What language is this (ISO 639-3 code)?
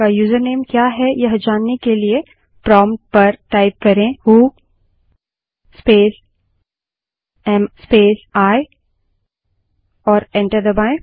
hin